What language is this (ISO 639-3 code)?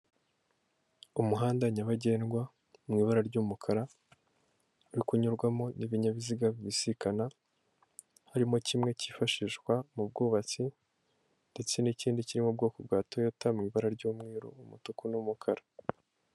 kin